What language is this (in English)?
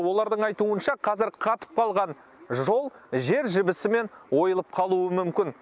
Kazakh